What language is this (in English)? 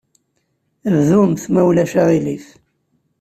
Kabyle